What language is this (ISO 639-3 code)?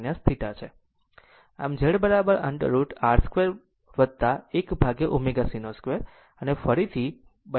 guj